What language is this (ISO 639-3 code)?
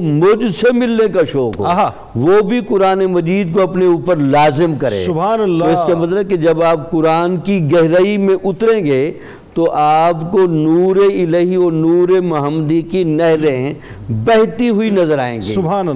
urd